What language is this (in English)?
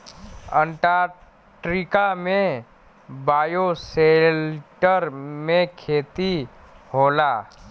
Bhojpuri